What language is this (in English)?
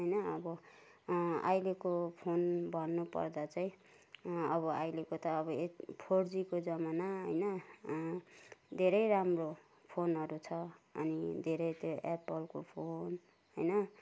Nepali